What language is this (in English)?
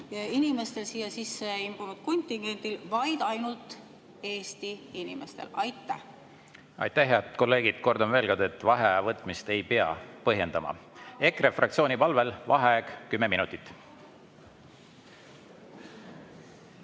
Estonian